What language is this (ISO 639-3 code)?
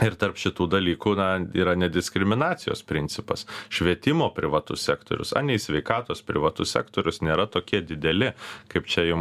lit